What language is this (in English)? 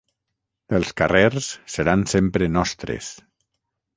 Catalan